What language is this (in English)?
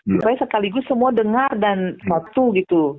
Indonesian